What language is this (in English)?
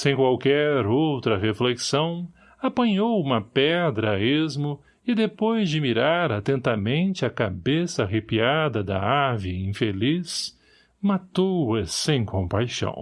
Portuguese